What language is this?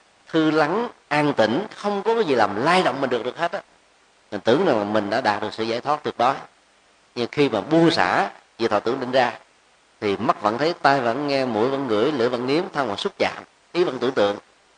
Vietnamese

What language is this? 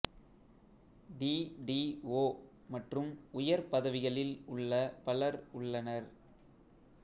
Tamil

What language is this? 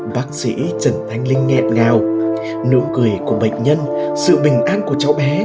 Vietnamese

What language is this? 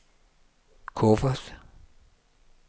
Danish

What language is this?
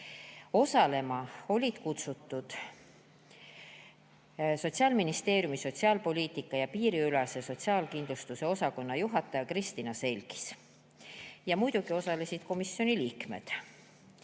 Estonian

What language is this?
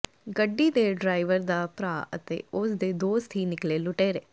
Punjabi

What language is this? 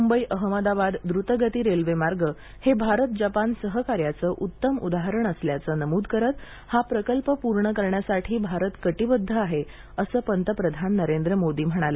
Marathi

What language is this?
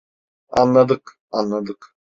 Turkish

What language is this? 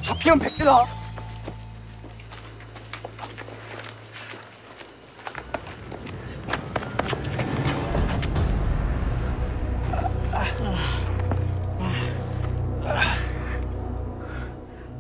Korean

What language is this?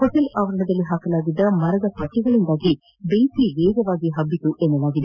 Kannada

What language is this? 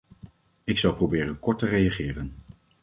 Dutch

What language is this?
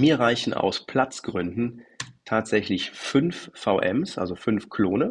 German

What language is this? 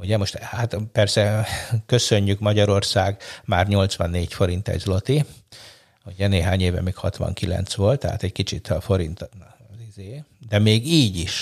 Hungarian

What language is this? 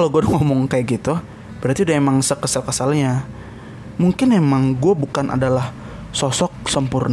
Indonesian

